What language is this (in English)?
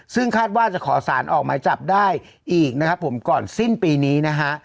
Thai